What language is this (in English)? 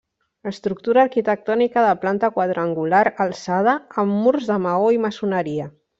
Catalan